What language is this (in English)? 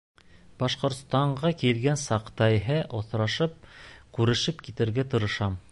Bashkir